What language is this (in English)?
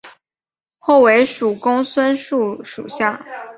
Chinese